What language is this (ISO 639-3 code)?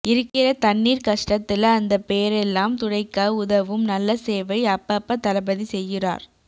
tam